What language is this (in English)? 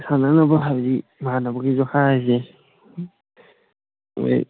Manipuri